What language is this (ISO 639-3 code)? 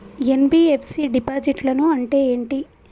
tel